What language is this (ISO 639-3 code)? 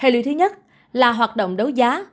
vie